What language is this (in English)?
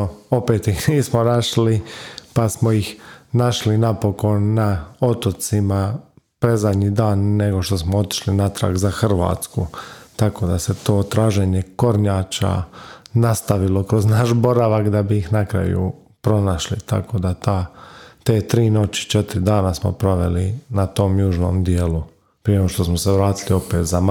Croatian